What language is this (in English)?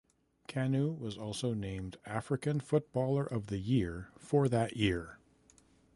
English